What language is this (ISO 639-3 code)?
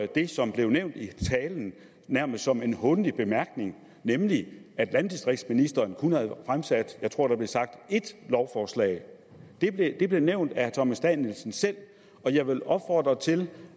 dan